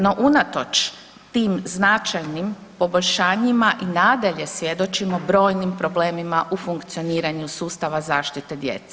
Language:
Croatian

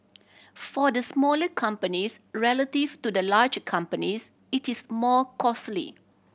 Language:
English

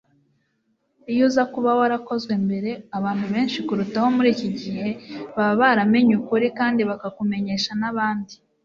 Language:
Kinyarwanda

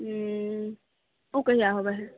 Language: Maithili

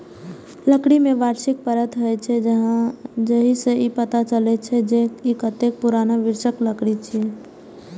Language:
Maithili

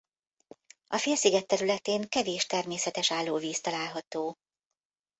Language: Hungarian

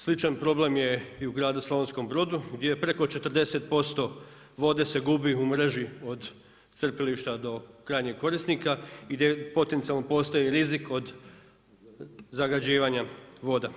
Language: Croatian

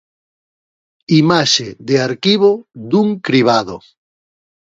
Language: Galician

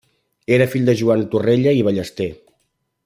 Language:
Catalan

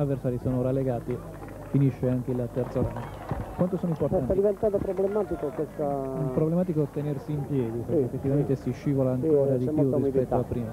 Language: Italian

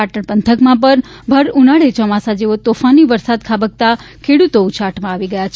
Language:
Gujarati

